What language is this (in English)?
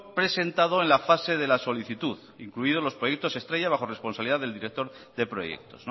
Spanish